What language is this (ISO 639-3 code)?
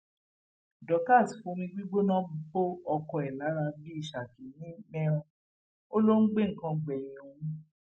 yor